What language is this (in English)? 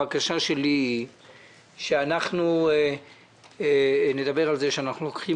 Hebrew